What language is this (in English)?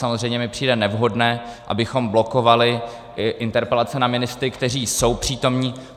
Czech